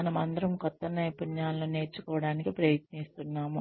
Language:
Telugu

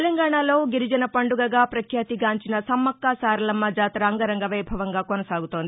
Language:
Telugu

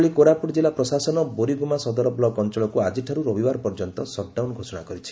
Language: Odia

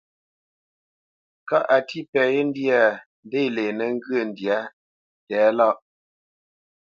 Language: Bamenyam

